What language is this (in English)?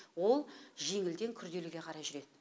Kazakh